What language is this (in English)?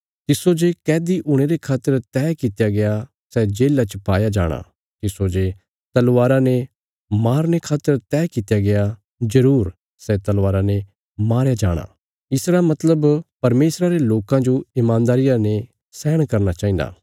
Bilaspuri